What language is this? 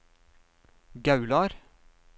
Norwegian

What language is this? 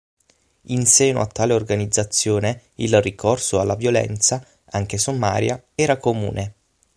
Italian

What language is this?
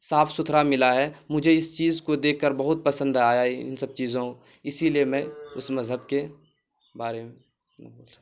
Urdu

